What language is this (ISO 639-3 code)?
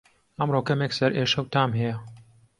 ckb